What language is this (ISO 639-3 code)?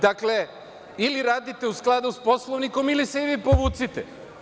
srp